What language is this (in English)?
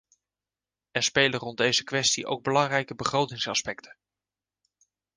Dutch